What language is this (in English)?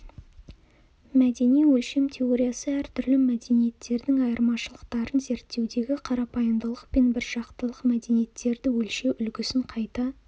Kazakh